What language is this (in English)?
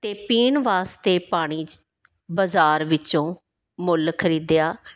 Punjabi